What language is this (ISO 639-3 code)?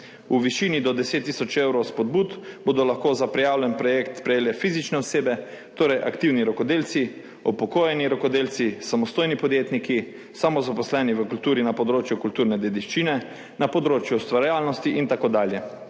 slv